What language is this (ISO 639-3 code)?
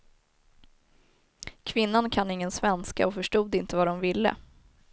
swe